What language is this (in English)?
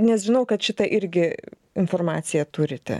Lithuanian